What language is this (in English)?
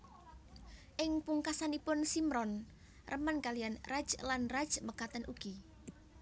Javanese